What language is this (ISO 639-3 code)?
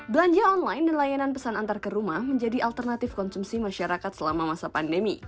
ind